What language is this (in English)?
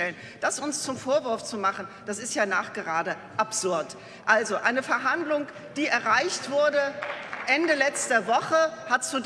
German